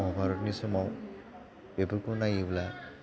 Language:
Bodo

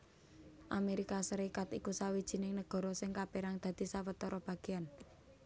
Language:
Javanese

